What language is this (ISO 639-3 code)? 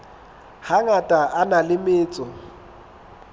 sot